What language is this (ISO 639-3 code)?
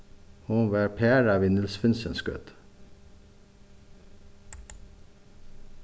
fao